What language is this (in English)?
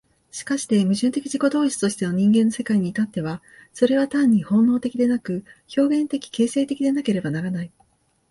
Japanese